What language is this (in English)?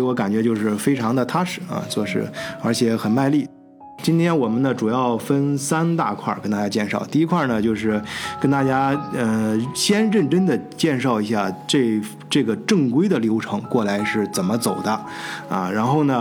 Chinese